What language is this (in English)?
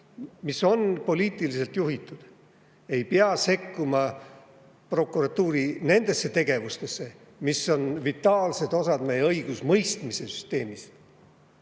Estonian